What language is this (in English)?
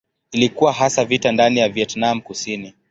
Swahili